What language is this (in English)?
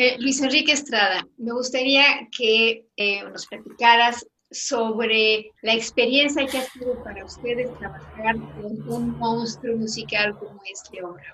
Spanish